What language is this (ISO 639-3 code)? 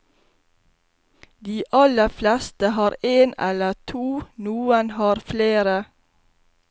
nor